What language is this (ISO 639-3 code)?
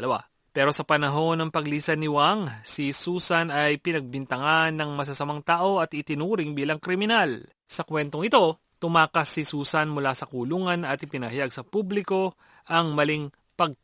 fil